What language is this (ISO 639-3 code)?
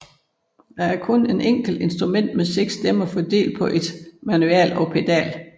dan